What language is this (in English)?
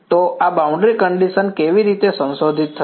Gujarati